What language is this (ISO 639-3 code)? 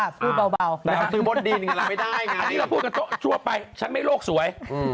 tha